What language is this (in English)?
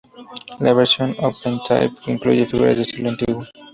Spanish